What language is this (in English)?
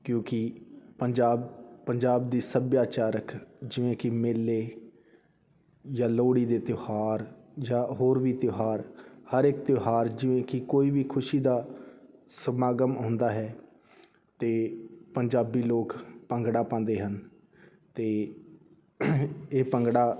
Punjabi